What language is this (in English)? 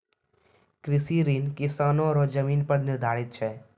Maithili